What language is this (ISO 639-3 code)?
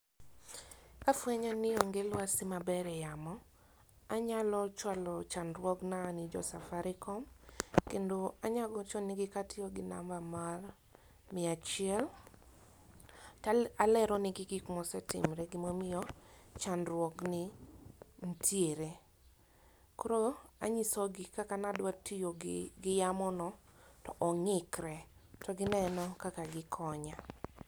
luo